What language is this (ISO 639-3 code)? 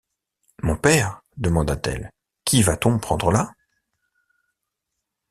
fra